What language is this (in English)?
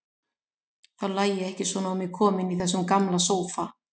Icelandic